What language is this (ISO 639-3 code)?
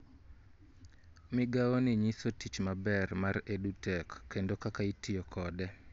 luo